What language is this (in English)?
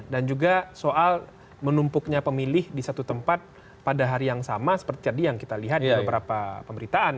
Indonesian